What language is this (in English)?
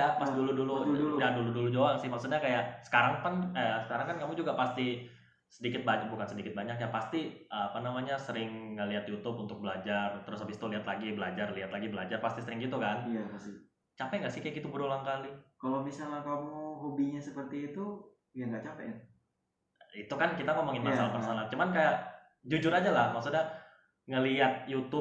Indonesian